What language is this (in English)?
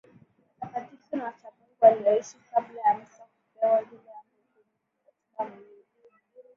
Swahili